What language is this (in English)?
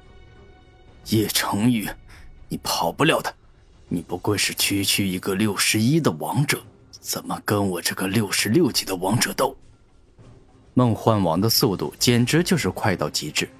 Chinese